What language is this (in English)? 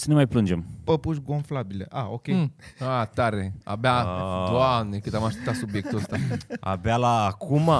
Romanian